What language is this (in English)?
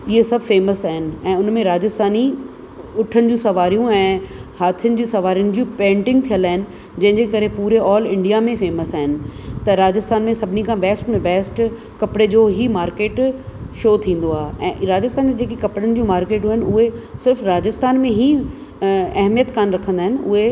Sindhi